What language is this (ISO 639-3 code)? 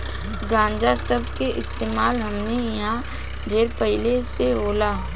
bho